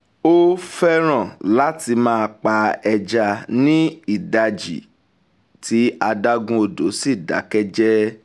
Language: Yoruba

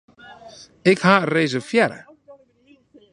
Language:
Western Frisian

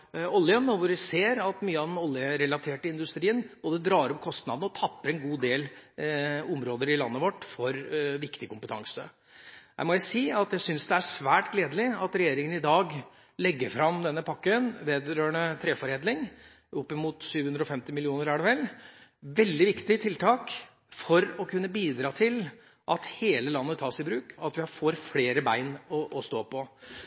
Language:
Norwegian Bokmål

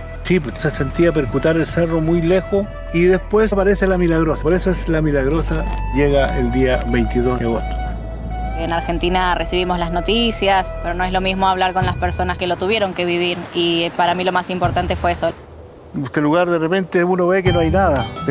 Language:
Spanish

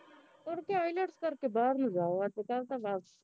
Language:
Punjabi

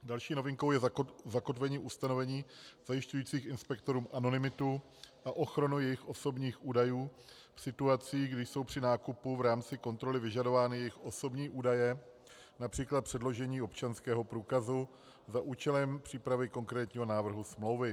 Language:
Czech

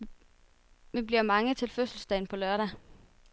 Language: Danish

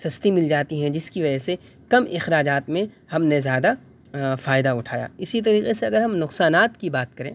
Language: Urdu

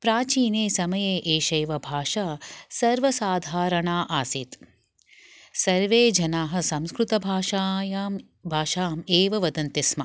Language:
Sanskrit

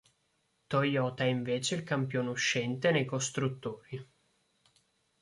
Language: Italian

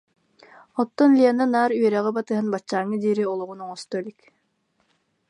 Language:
Yakut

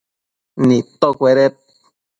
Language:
Matsés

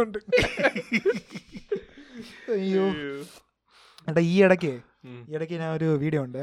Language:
Malayalam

